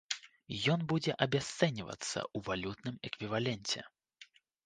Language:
Belarusian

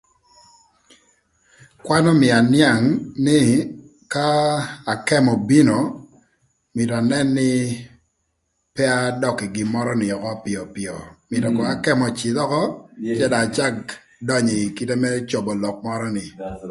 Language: Thur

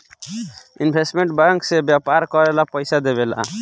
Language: Bhojpuri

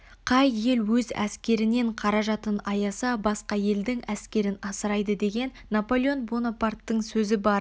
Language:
Kazakh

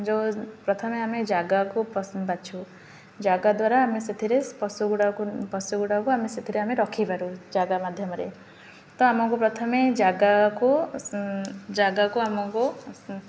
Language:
Odia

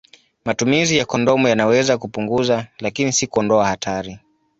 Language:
Swahili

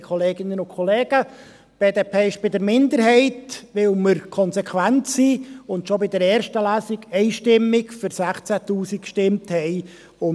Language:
Swiss German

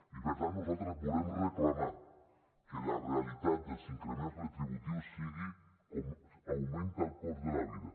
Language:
Catalan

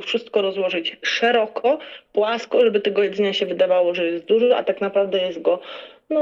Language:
Polish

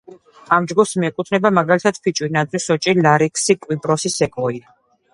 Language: Georgian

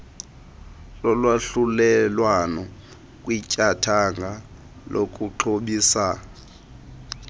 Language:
Xhosa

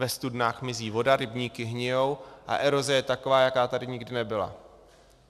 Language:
Czech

